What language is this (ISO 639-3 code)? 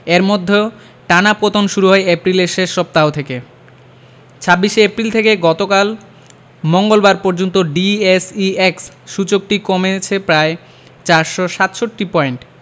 ben